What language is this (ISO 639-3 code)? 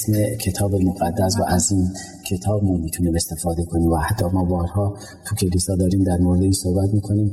fas